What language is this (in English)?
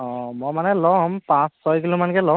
Assamese